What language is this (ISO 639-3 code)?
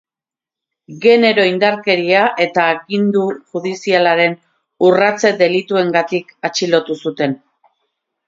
eus